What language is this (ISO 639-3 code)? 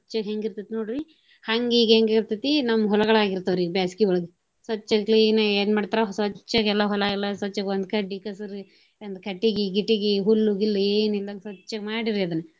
kan